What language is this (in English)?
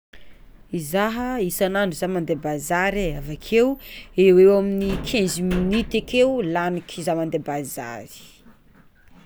Tsimihety Malagasy